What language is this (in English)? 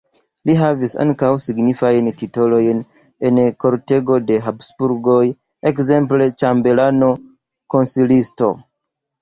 Esperanto